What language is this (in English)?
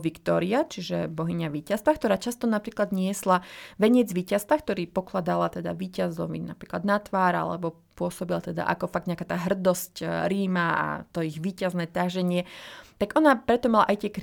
Slovak